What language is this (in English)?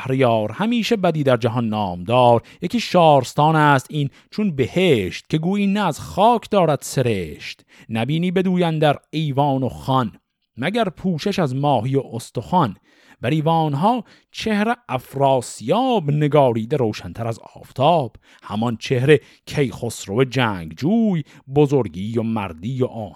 Persian